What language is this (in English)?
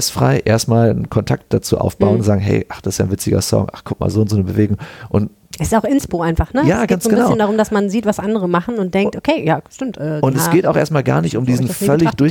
German